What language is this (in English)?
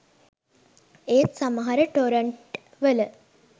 Sinhala